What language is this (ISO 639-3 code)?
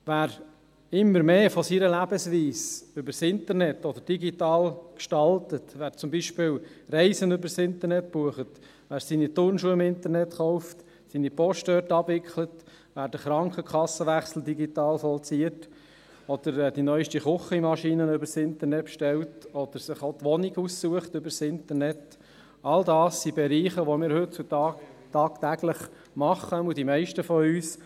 gsw